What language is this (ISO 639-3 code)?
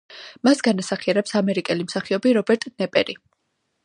kat